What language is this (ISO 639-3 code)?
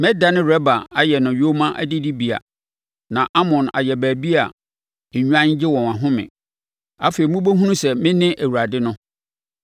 aka